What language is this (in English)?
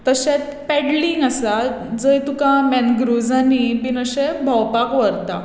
Konkani